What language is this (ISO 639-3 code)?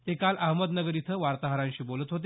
mar